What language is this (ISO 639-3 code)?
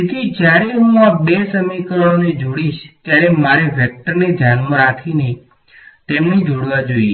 guj